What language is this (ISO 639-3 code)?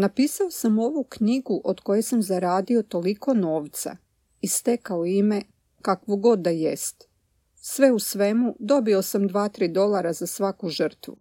hrv